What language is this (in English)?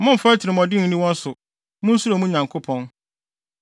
Akan